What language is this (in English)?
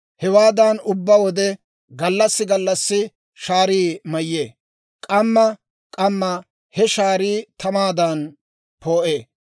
Dawro